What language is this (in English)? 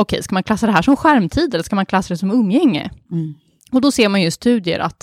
Swedish